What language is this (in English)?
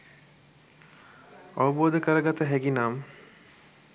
Sinhala